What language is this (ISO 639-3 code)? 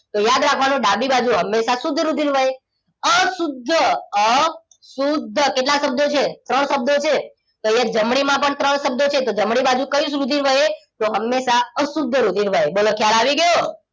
guj